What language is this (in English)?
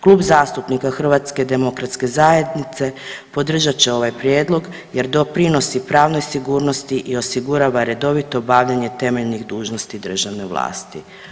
Croatian